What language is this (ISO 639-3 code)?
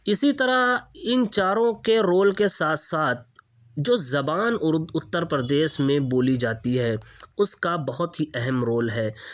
urd